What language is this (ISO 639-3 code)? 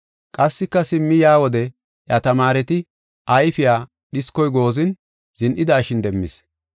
gof